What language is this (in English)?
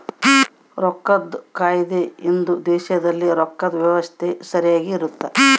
Kannada